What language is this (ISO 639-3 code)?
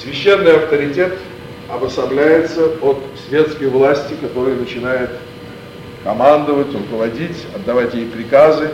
rus